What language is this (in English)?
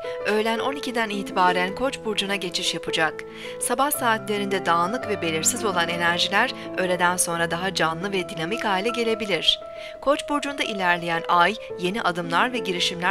Turkish